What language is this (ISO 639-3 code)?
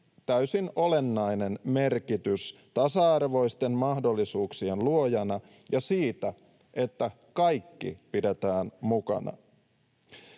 fin